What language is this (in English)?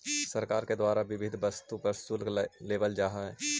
Magahi